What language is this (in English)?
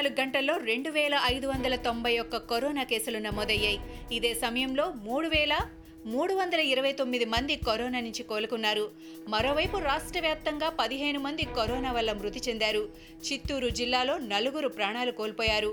Telugu